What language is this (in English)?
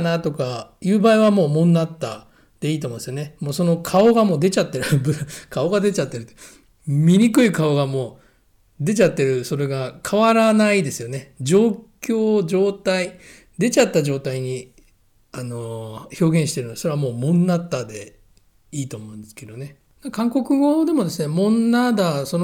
Japanese